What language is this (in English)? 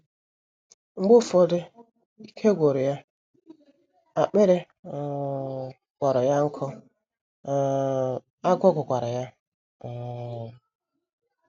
Igbo